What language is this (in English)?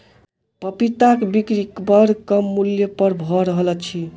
Maithili